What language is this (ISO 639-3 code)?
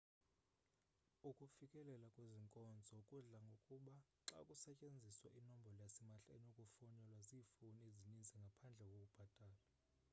xho